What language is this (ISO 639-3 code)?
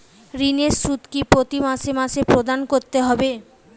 ben